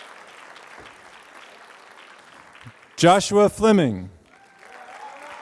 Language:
English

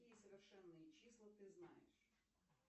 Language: Russian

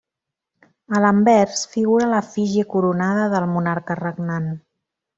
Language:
Catalan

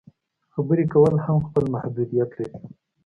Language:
Pashto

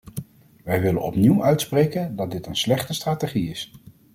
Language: Dutch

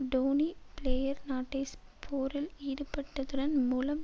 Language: Tamil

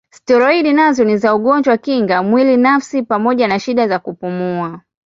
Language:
Swahili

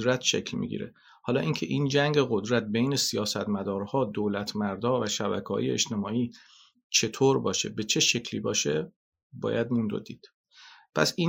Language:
Persian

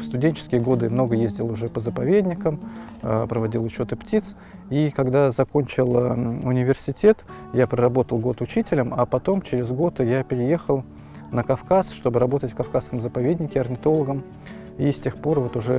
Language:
Russian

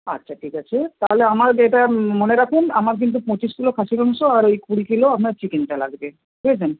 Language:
Bangla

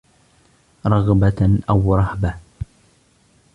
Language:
Arabic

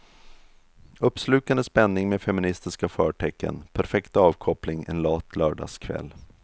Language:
Swedish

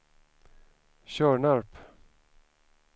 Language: Swedish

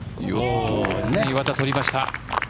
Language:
Japanese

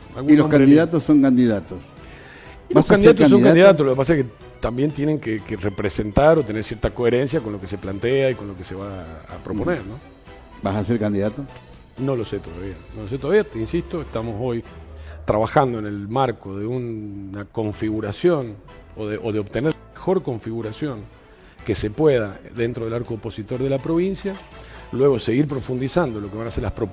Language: Spanish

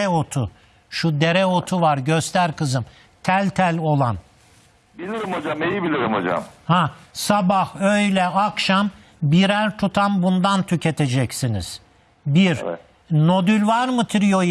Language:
Turkish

